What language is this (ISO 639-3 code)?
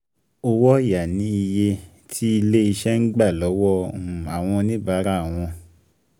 yor